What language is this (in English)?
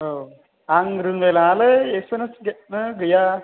Bodo